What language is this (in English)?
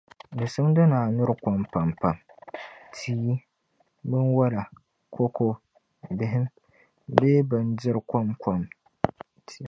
Dagbani